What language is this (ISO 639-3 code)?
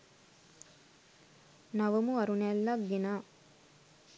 sin